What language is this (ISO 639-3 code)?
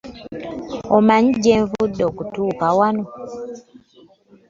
lug